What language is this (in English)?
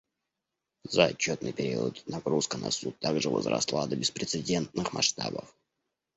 Russian